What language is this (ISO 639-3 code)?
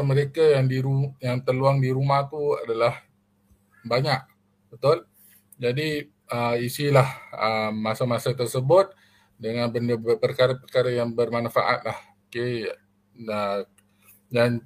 msa